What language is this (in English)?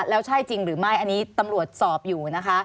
Thai